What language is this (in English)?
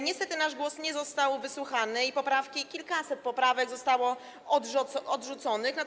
Polish